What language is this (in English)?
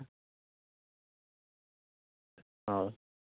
Santali